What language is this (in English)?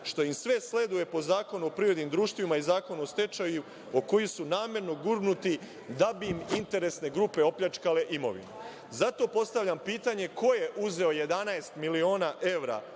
Serbian